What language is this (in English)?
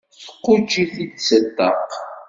Kabyle